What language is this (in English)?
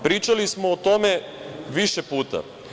Serbian